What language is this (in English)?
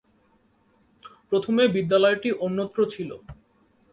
Bangla